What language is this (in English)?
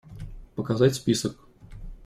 Russian